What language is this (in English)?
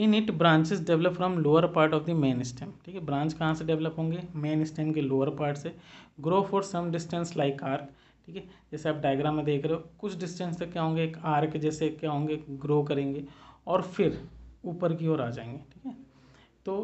Hindi